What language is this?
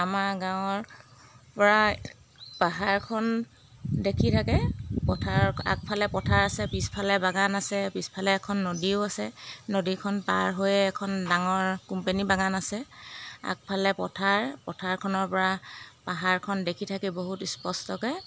Assamese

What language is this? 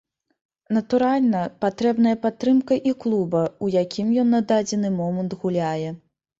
Belarusian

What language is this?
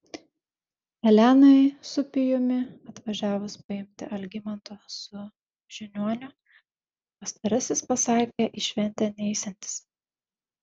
Lithuanian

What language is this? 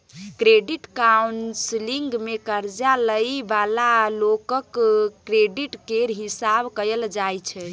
Maithili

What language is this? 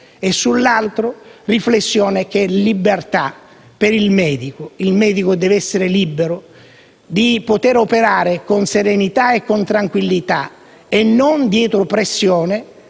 Italian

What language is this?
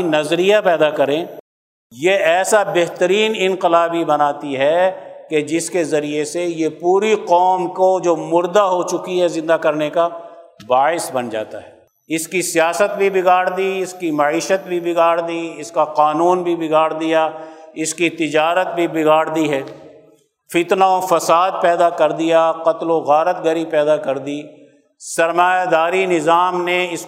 Urdu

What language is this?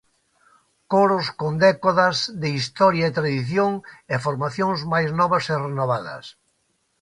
Galician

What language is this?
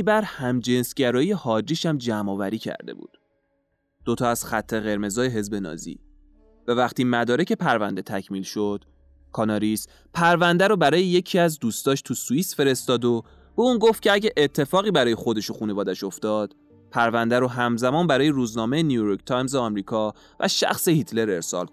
Persian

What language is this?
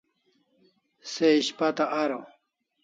Kalasha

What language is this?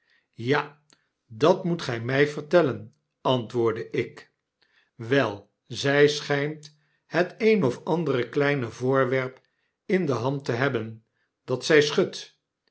Dutch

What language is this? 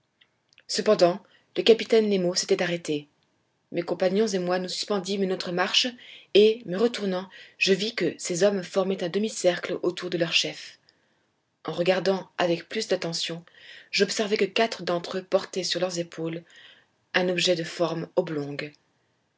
French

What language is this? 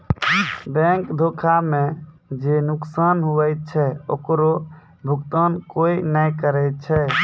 Maithili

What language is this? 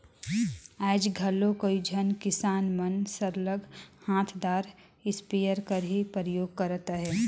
Chhattisgarhi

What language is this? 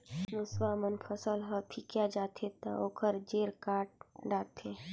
Chhattisgarhi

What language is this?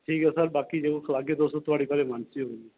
Dogri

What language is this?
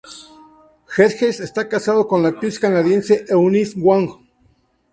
Spanish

